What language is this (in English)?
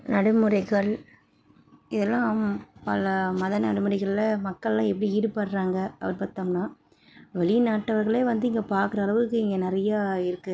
Tamil